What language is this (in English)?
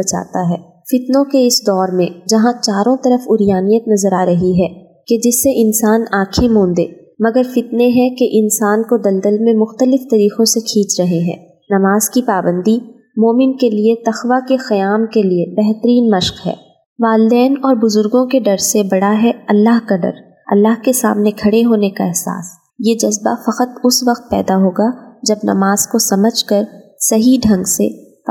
Urdu